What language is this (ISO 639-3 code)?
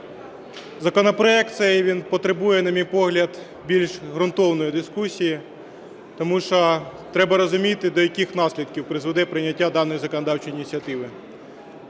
ukr